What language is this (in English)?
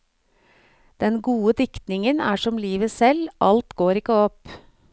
Norwegian